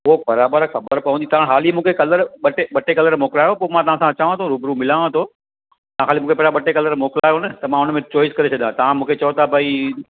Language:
Sindhi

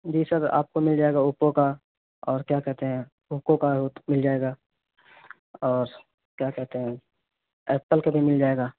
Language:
Urdu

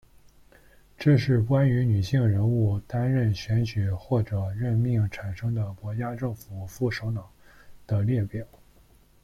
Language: Chinese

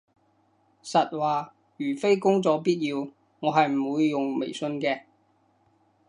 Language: Cantonese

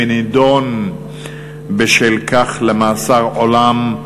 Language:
Hebrew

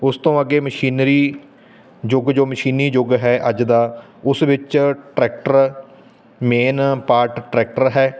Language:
Punjabi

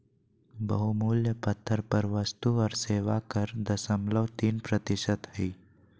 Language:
Magahi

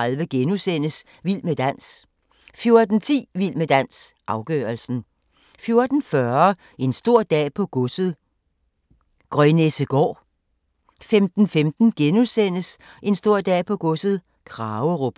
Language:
Danish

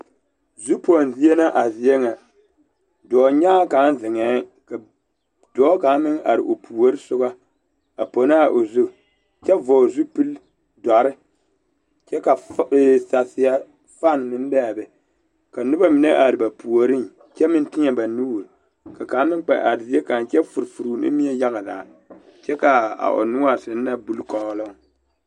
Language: Southern Dagaare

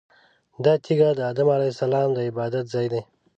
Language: Pashto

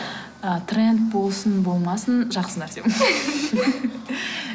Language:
Kazakh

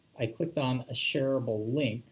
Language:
English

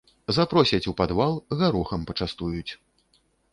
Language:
Belarusian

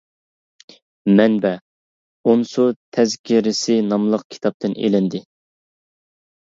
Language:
Uyghur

